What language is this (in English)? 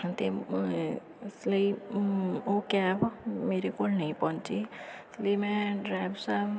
Punjabi